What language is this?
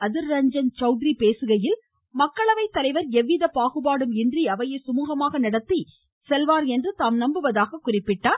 Tamil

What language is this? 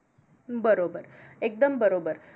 Marathi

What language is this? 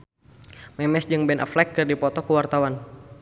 Sundanese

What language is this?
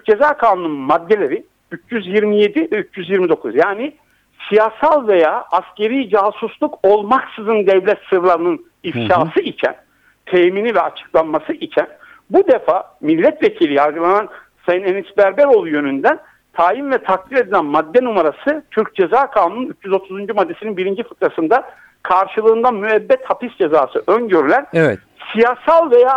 Turkish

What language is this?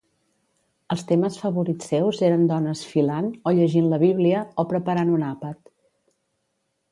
Catalan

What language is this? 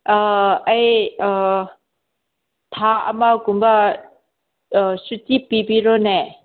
Manipuri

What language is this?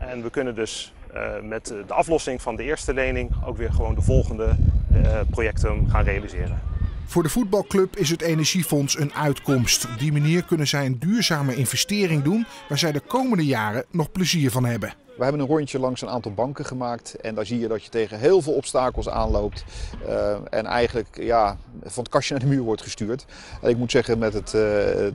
Dutch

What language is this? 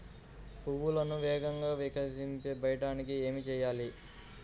Telugu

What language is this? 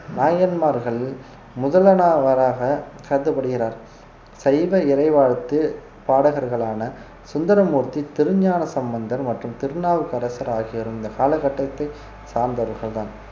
Tamil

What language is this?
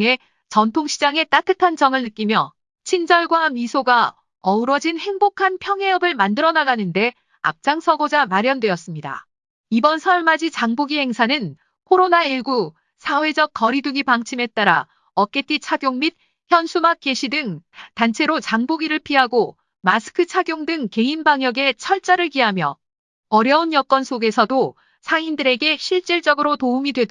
Korean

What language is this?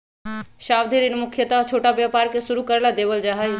Magahi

